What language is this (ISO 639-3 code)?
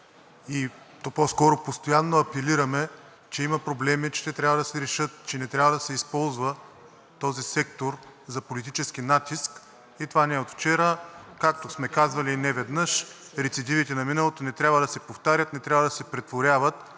bul